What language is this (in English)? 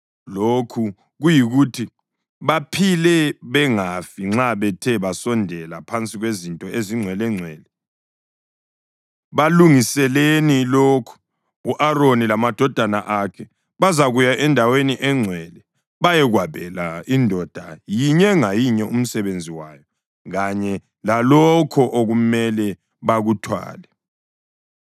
North Ndebele